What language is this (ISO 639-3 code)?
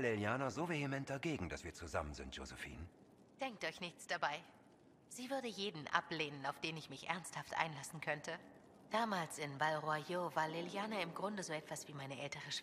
deu